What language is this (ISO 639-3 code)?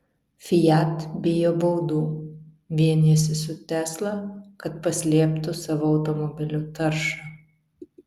lit